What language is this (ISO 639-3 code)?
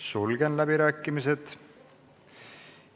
est